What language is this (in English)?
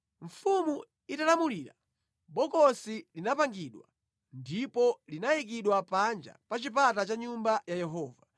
Nyanja